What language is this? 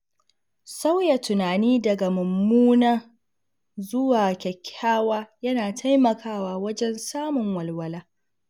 Hausa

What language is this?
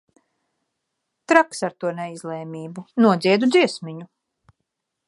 Latvian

